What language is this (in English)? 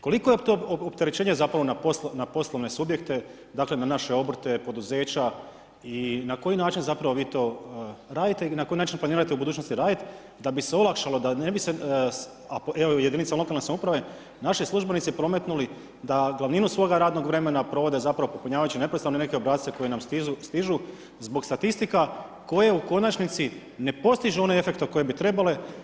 Croatian